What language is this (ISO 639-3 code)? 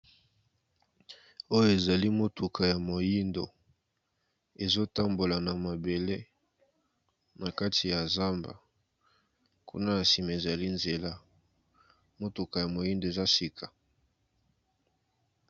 lin